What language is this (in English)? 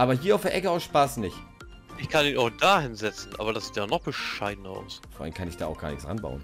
German